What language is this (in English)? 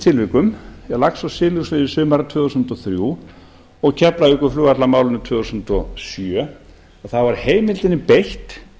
Icelandic